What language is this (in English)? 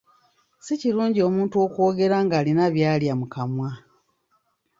Ganda